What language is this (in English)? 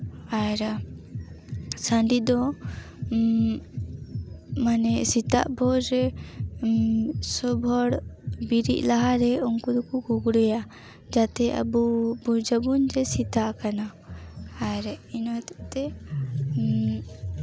Santali